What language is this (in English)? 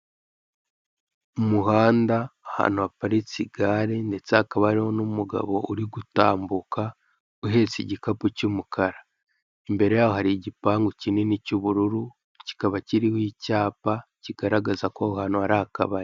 Kinyarwanda